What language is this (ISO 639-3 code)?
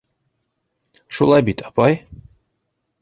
bak